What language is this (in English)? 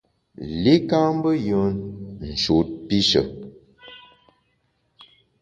Bamun